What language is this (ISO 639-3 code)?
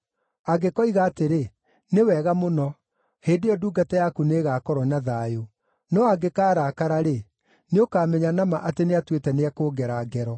kik